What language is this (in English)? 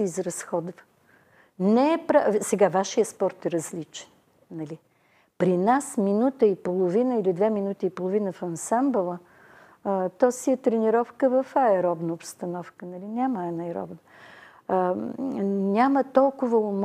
Bulgarian